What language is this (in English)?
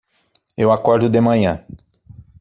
Portuguese